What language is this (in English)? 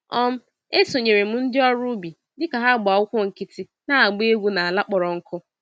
Igbo